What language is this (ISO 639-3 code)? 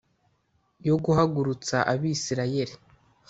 kin